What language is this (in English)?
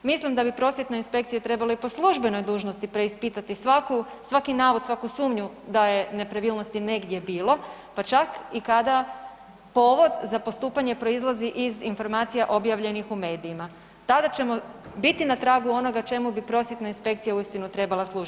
Croatian